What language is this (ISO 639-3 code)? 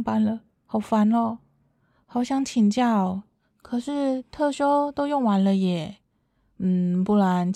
zho